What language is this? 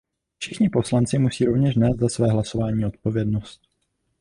Czech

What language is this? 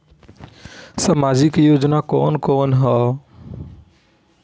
Bhojpuri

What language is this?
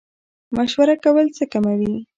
Pashto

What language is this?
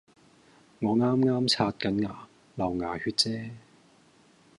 Cantonese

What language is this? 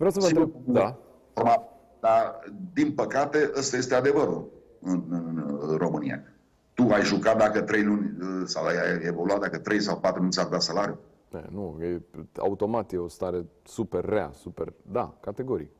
Romanian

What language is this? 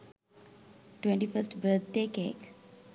Sinhala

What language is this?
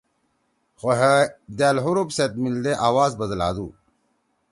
Torwali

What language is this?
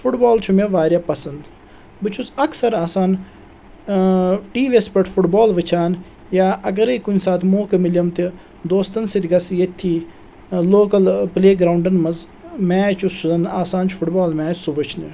Kashmiri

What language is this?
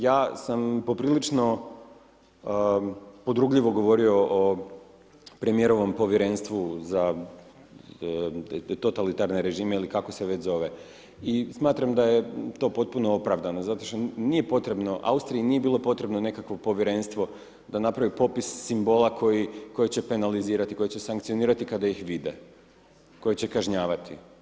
Croatian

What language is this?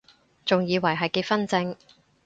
Cantonese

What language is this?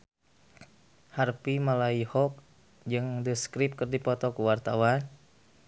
Sundanese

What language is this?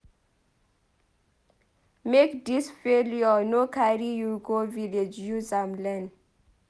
Nigerian Pidgin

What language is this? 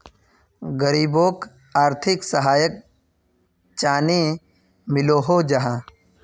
Magahi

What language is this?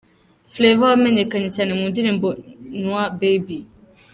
Kinyarwanda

